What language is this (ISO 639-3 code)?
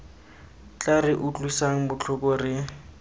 tsn